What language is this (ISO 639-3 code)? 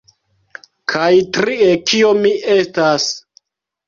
epo